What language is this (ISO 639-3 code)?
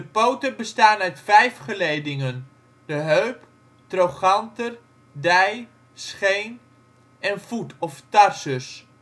nld